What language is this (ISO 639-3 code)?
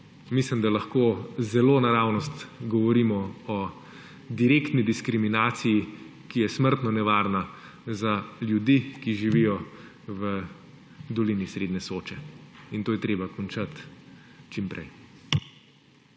slv